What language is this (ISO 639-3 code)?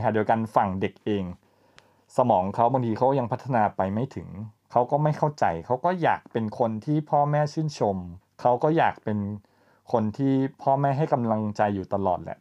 tha